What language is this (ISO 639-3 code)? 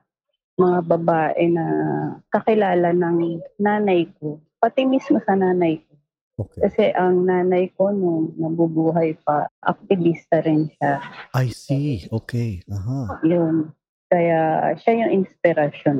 fil